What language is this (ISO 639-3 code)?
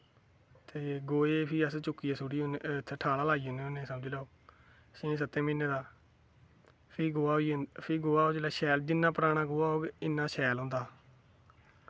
doi